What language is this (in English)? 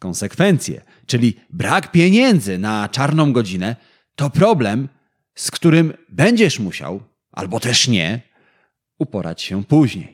Polish